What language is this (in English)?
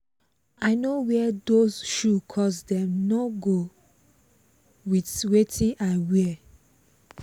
Nigerian Pidgin